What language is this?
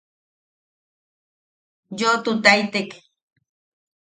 Yaqui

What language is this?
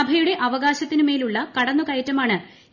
Malayalam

